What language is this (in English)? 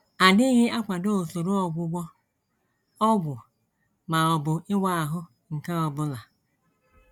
Igbo